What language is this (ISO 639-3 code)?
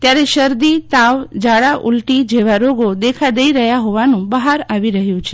guj